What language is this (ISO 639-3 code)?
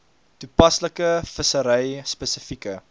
afr